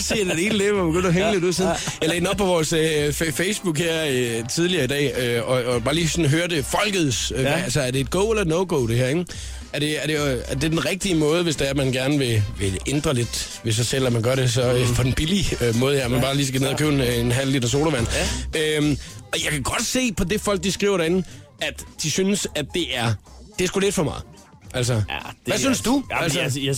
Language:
Danish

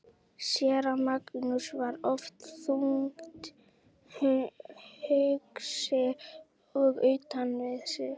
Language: Icelandic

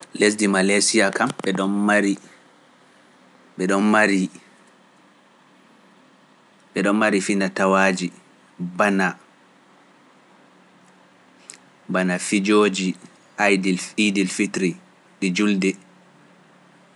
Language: Pular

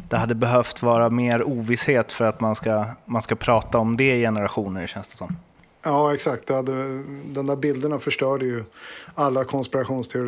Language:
Swedish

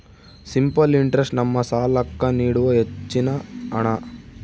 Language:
Kannada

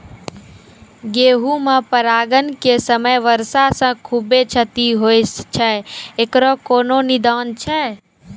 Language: Maithili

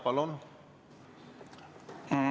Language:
Estonian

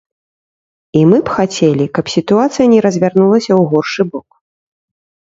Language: Belarusian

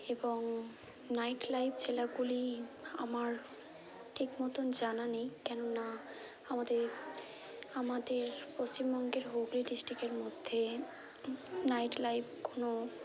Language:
Bangla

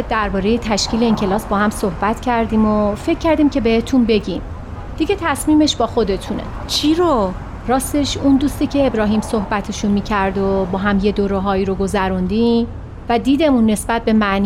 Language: Persian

